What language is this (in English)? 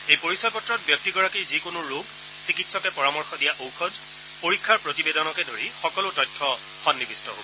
Assamese